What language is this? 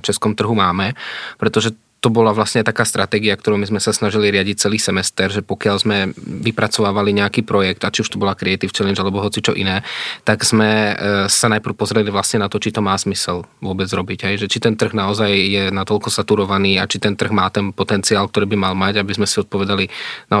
Czech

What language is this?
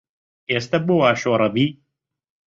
Central Kurdish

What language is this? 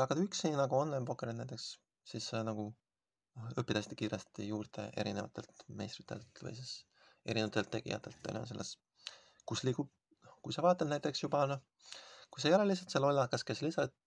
Finnish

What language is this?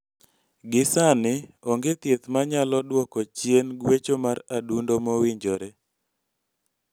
Luo (Kenya and Tanzania)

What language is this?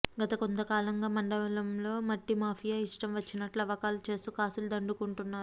Telugu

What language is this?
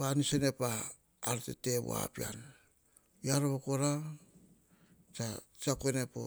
Hahon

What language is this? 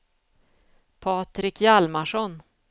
Swedish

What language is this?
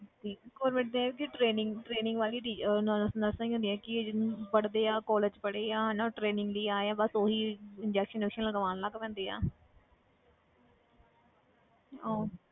Punjabi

